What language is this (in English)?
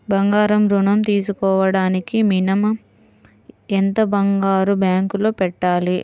Telugu